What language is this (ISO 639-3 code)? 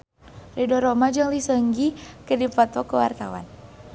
sun